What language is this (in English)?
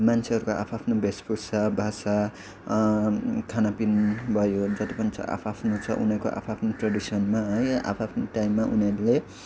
Nepali